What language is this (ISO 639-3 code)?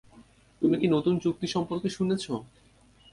ben